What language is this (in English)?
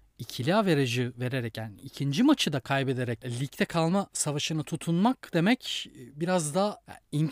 Turkish